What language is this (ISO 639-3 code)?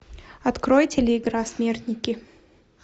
rus